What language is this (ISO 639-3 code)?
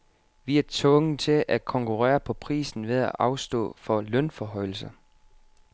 dan